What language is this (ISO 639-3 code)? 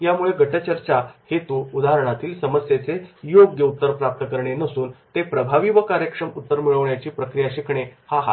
mar